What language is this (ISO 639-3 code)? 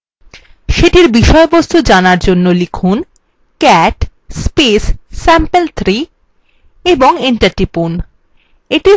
ben